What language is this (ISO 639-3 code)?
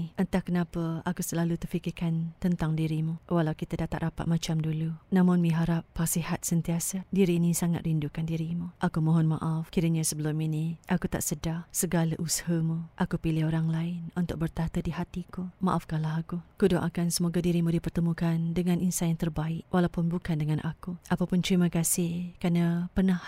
msa